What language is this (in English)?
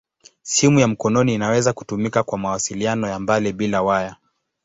Swahili